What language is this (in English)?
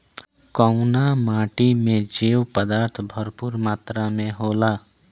Bhojpuri